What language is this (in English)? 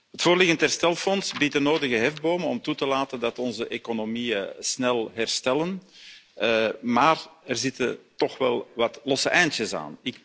Dutch